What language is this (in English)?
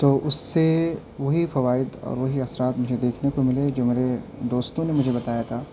Urdu